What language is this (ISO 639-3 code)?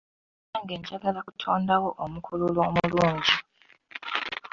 lug